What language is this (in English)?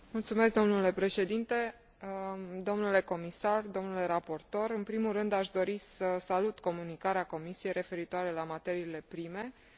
Romanian